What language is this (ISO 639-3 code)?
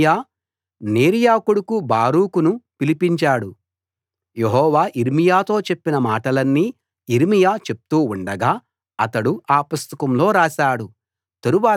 tel